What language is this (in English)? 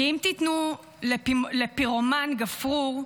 Hebrew